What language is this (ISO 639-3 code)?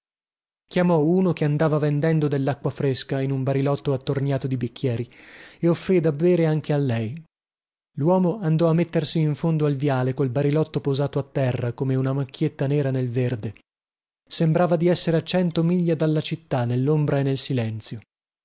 ita